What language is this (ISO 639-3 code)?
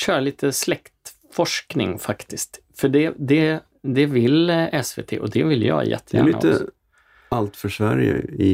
swe